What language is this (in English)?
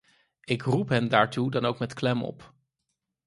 Dutch